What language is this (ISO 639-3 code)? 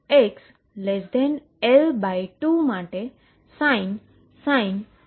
guj